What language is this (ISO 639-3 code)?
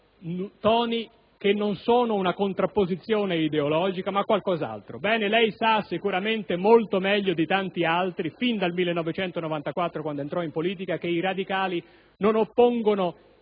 ita